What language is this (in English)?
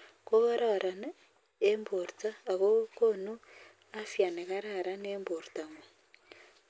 Kalenjin